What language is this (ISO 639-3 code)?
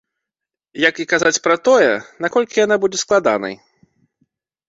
bel